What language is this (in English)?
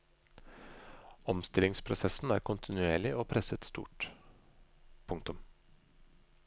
Norwegian